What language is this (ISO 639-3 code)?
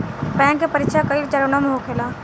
bho